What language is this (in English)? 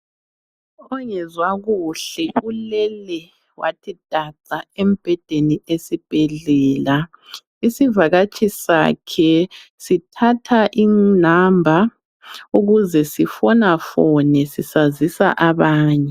North Ndebele